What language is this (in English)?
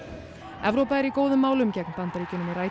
Icelandic